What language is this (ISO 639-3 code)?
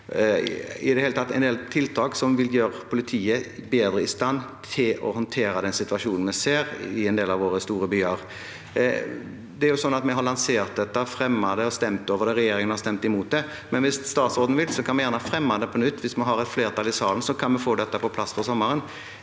nor